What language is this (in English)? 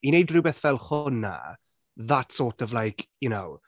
Welsh